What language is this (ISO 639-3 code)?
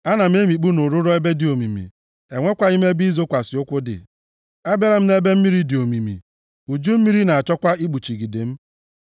ibo